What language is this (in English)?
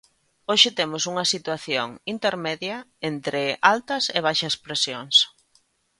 Galician